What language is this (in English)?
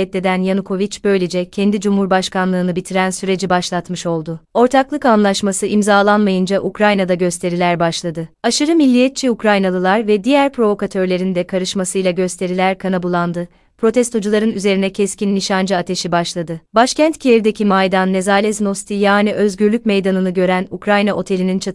Turkish